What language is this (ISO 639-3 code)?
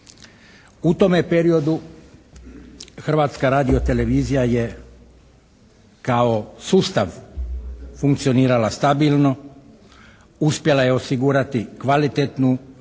hrv